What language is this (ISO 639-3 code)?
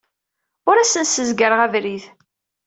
kab